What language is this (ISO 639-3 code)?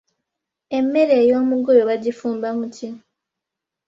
lug